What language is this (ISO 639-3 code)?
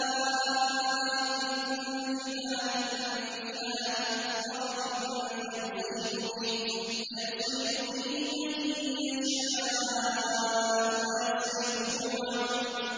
ara